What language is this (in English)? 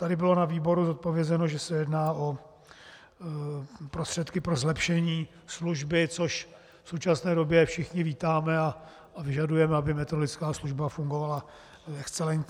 Czech